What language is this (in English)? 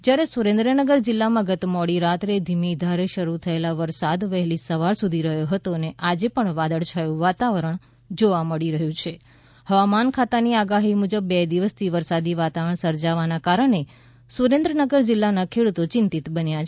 Gujarati